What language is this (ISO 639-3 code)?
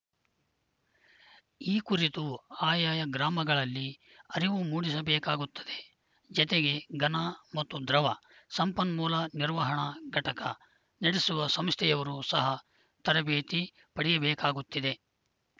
kan